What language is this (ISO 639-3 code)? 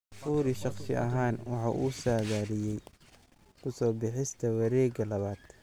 som